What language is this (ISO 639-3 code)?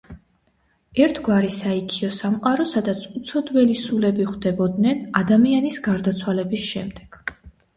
kat